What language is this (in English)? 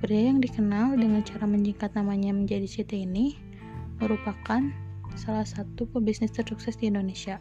Indonesian